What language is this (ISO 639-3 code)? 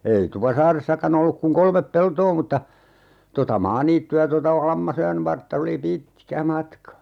fin